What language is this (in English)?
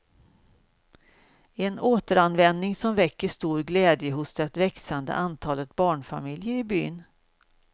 Swedish